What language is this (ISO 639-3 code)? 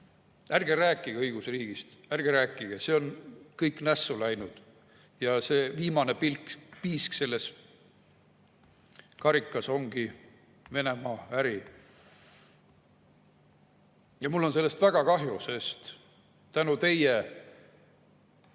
est